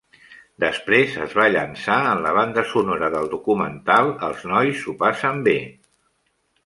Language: Catalan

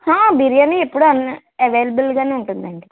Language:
Telugu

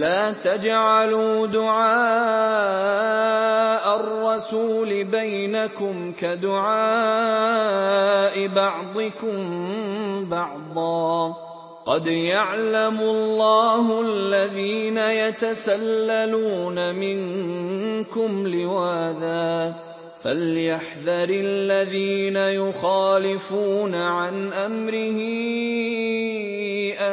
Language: Arabic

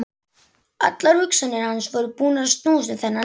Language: Icelandic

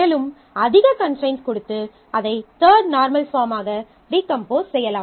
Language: Tamil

